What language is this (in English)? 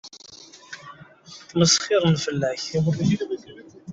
Kabyle